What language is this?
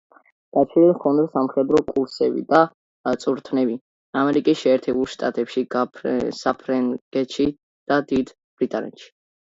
Georgian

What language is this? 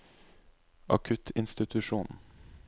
Norwegian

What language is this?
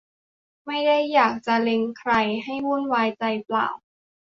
Thai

